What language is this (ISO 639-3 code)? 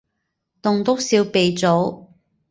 yue